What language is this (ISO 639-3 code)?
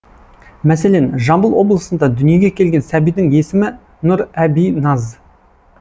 kaz